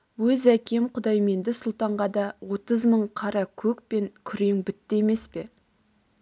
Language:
Kazakh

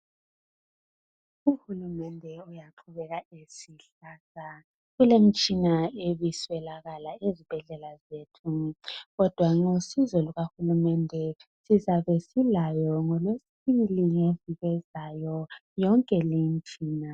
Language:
North Ndebele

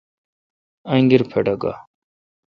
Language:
Kalkoti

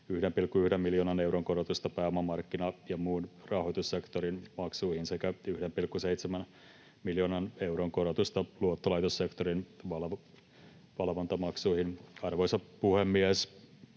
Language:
Finnish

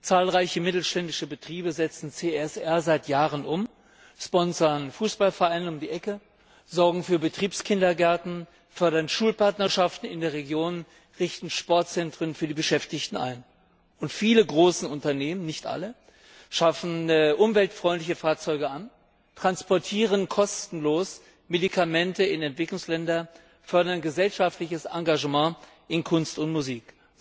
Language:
German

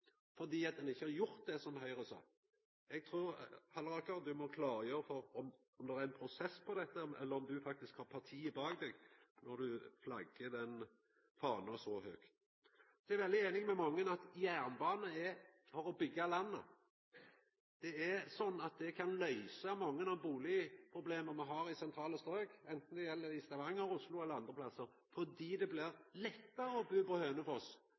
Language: Norwegian Nynorsk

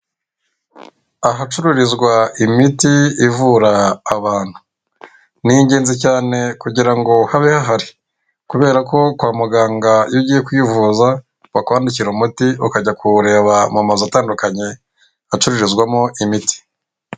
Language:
Kinyarwanda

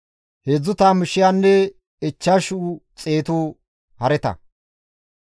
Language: Gamo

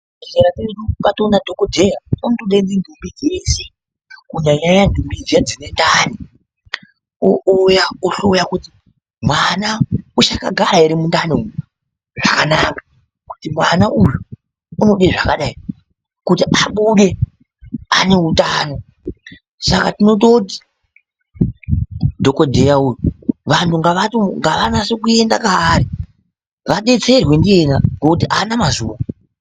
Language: Ndau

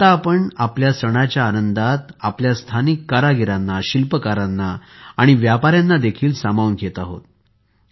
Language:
Marathi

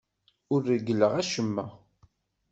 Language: Kabyle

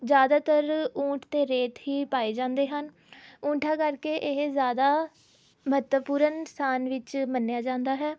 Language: Punjabi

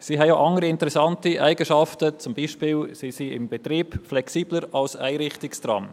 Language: Swiss German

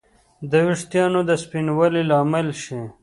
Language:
Pashto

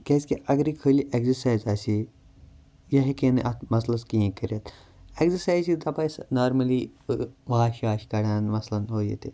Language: Kashmiri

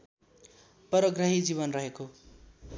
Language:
Nepali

